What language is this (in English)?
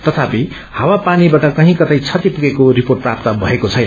Nepali